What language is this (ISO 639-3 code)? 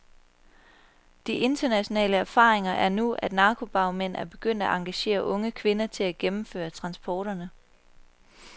dan